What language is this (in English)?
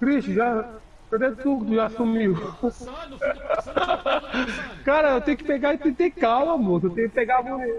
Portuguese